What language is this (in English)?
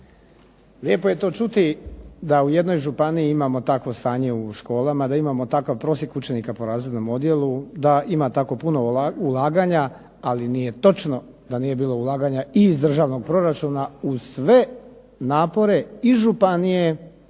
Croatian